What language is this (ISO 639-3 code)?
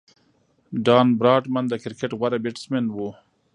pus